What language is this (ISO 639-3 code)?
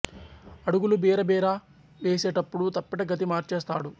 tel